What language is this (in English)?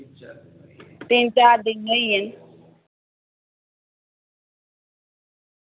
Dogri